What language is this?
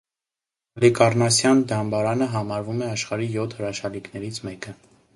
Armenian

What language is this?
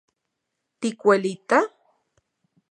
Central Puebla Nahuatl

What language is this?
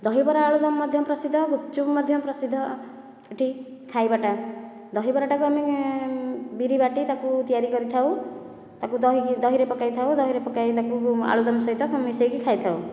Odia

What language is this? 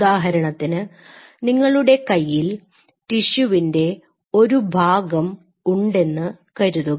Malayalam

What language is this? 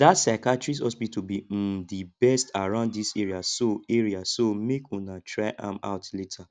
Nigerian Pidgin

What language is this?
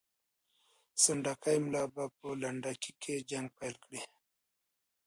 Pashto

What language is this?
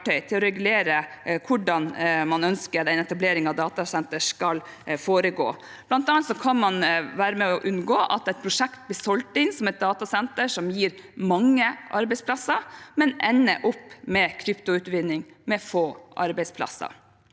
Norwegian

